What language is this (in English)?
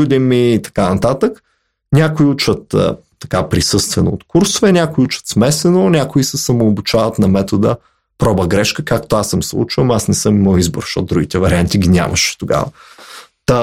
Bulgarian